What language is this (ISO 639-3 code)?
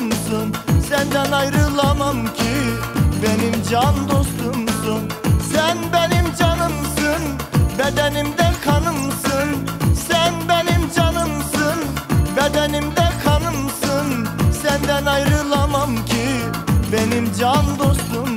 tur